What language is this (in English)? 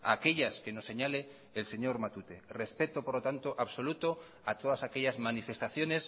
Spanish